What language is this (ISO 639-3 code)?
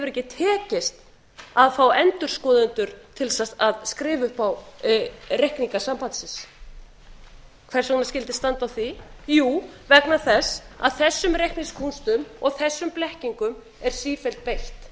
isl